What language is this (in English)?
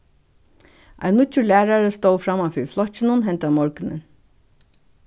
Faroese